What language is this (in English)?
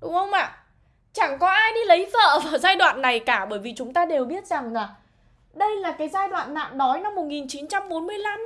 Vietnamese